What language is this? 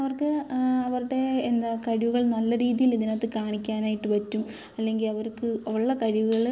Malayalam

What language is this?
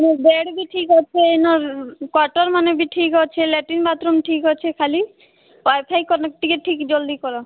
Odia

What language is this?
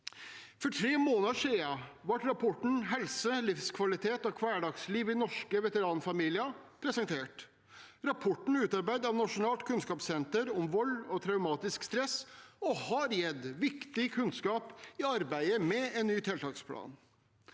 Norwegian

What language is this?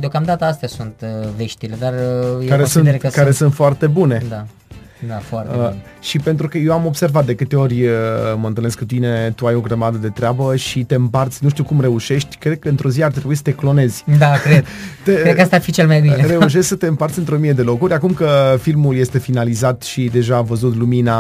Romanian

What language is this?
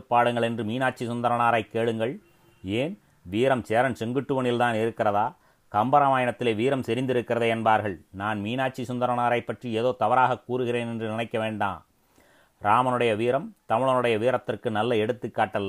Tamil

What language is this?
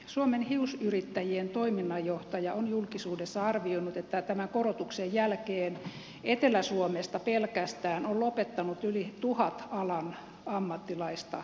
Finnish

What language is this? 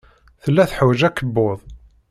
Kabyle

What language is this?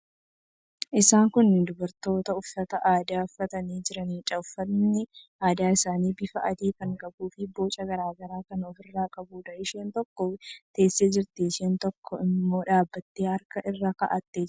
Oromo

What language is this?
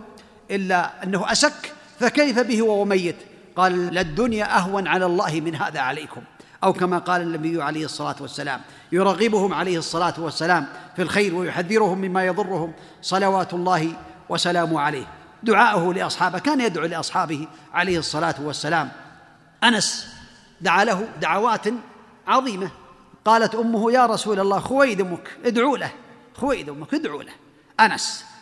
Arabic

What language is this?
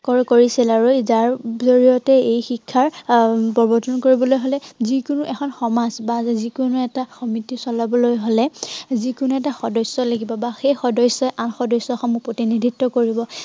Assamese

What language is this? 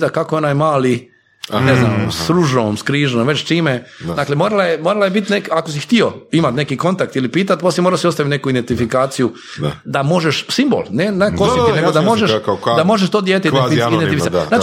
Croatian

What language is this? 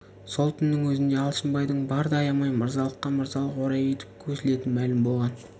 Kazakh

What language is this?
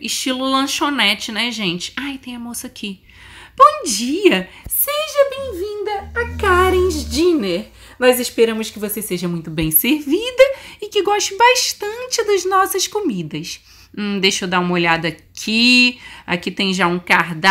Portuguese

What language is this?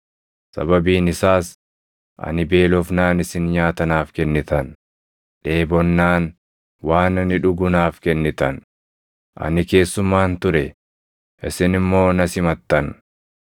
Oromo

